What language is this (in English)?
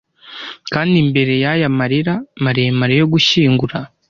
Kinyarwanda